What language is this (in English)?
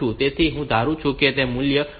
Gujarati